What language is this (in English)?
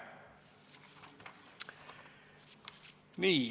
Estonian